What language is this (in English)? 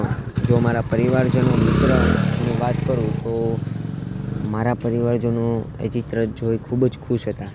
Gujarati